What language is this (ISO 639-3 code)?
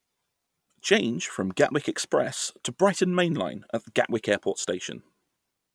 eng